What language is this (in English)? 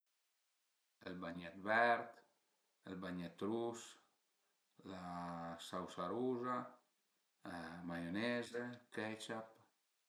Piedmontese